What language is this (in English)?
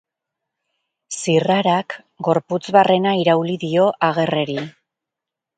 Basque